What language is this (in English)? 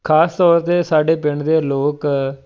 Punjabi